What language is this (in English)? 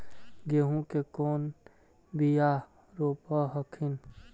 Magahi